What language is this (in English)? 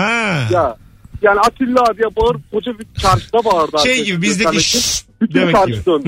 Turkish